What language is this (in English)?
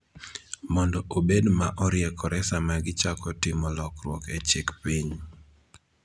Luo (Kenya and Tanzania)